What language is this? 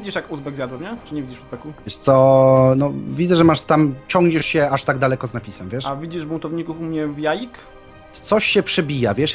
Polish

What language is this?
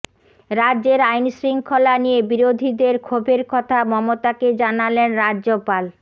Bangla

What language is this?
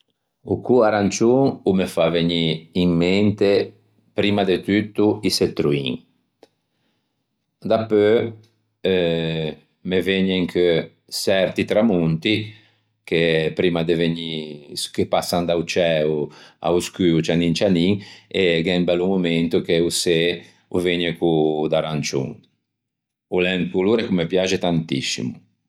Ligurian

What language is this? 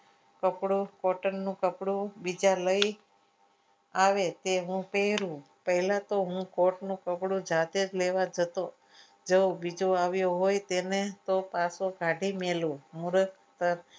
Gujarati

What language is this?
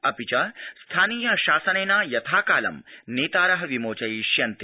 Sanskrit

